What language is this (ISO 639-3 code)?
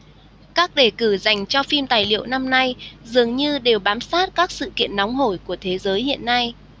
vie